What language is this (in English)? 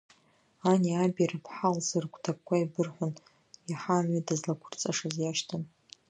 Abkhazian